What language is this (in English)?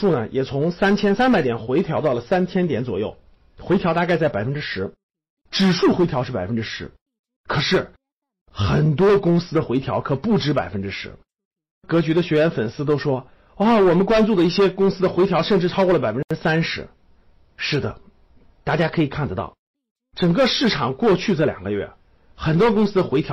Chinese